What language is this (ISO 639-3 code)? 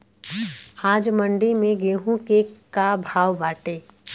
bho